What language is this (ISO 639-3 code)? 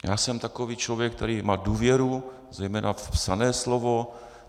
ces